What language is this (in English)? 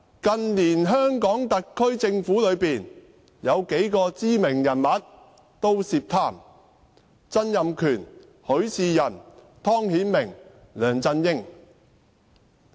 Cantonese